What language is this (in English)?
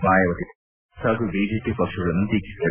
Kannada